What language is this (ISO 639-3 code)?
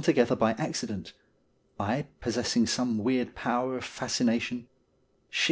eng